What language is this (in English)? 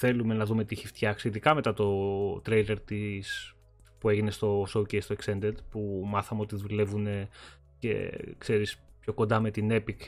Greek